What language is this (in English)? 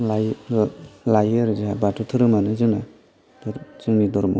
Bodo